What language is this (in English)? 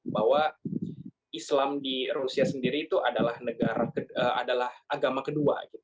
Indonesian